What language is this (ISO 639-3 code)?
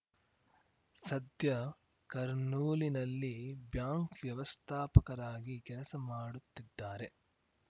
kan